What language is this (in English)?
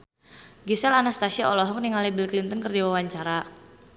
Sundanese